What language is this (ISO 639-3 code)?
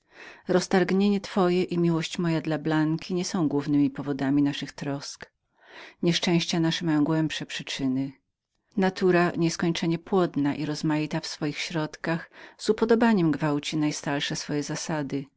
pol